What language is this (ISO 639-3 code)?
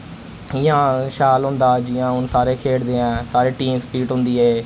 doi